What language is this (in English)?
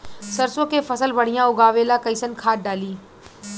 Bhojpuri